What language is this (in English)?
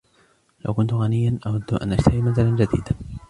Arabic